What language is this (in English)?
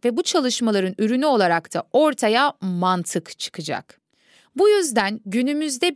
Turkish